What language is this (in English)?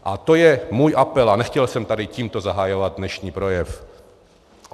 Czech